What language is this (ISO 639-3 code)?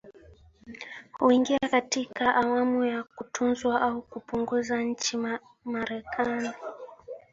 swa